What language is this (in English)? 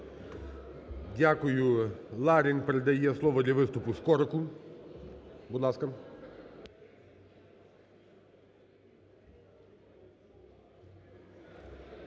Ukrainian